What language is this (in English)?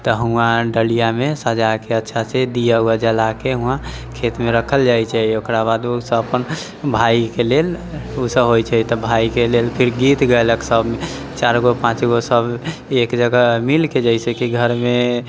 Maithili